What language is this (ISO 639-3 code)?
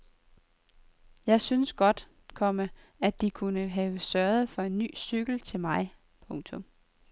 dan